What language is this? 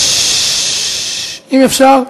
Hebrew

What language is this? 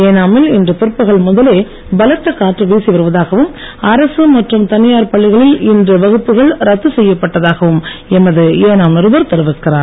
Tamil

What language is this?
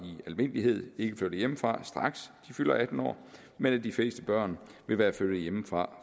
Danish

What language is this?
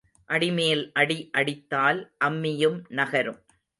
Tamil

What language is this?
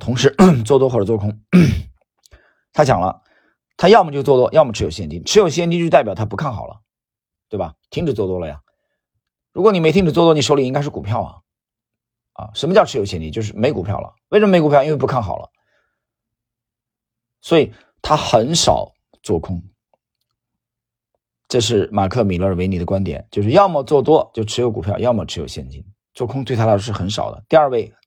Chinese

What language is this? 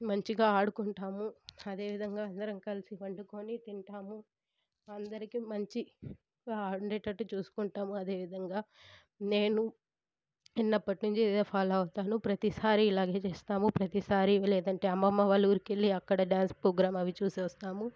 Telugu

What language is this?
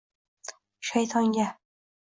Uzbek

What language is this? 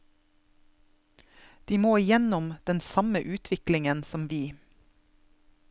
Norwegian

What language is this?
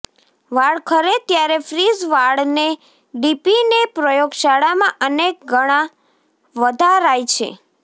Gujarati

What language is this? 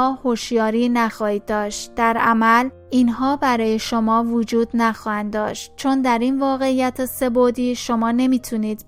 Persian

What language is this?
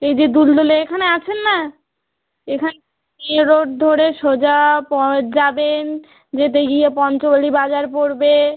Bangla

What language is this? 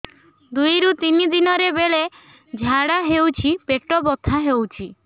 Odia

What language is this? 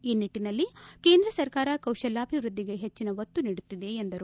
Kannada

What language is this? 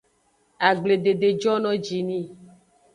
Aja (Benin)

